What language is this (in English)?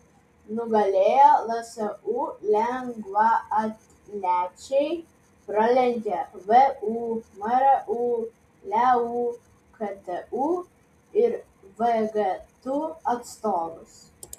Lithuanian